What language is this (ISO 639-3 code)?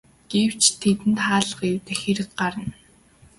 mon